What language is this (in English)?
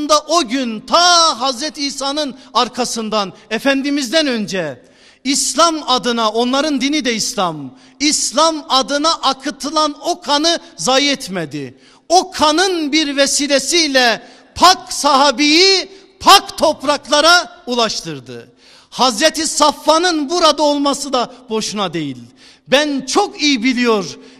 Turkish